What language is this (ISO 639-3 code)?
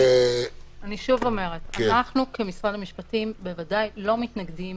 heb